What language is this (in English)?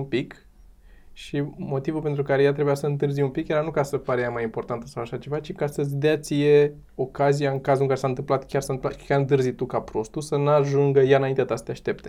Romanian